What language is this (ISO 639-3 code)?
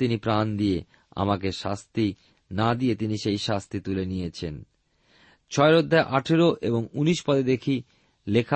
ben